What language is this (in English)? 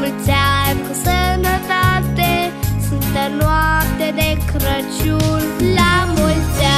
Romanian